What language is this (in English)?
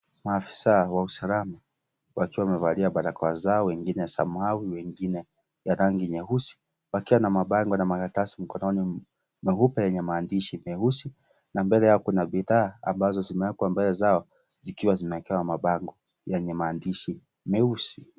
Swahili